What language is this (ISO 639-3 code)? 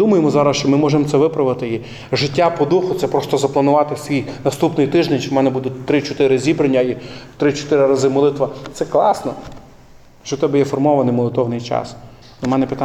ukr